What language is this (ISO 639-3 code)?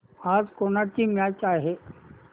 mar